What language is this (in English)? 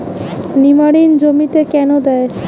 Bangla